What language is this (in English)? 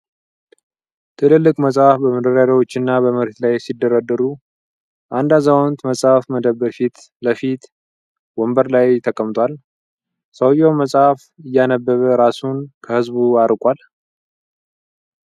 Amharic